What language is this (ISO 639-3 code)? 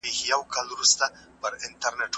pus